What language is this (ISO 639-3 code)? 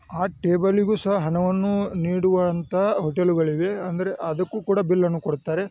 kan